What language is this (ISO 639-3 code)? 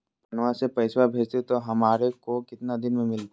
mag